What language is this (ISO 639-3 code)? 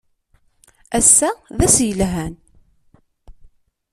kab